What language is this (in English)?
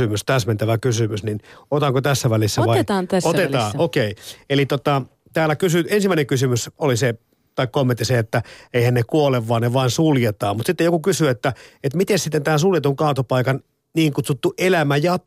Finnish